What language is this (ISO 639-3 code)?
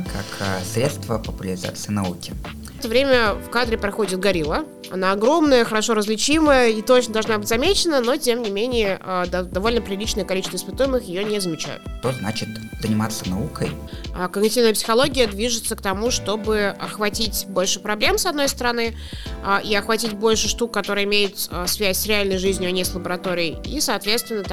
rus